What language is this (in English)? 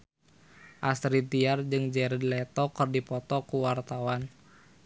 Sundanese